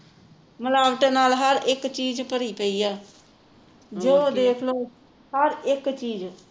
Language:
Punjabi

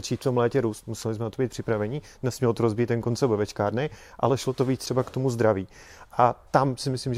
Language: Czech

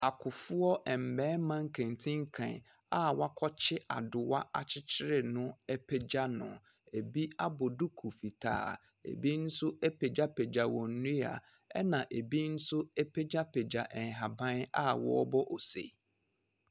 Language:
Akan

